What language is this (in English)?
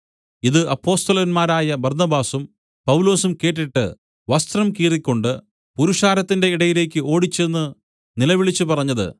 Malayalam